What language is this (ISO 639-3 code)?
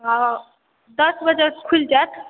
mai